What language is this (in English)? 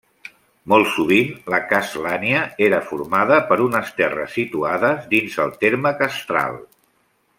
Catalan